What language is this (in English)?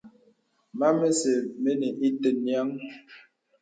Bebele